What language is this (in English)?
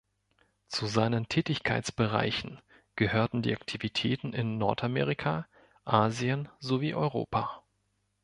German